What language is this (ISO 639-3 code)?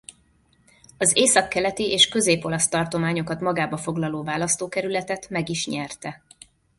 hun